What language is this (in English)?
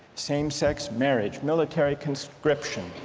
English